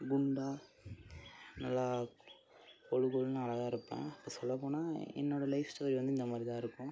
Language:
Tamil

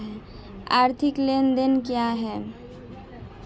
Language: Hindi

